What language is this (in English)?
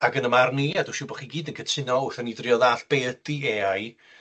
Welsh